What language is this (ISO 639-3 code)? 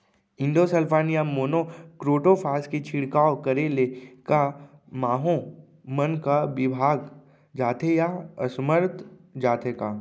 hne